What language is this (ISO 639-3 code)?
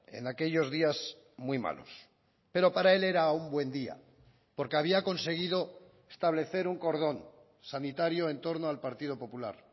spa